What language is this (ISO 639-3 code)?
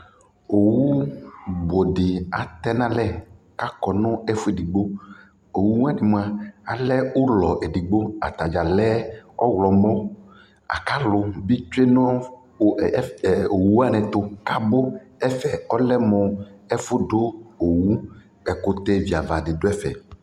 kpo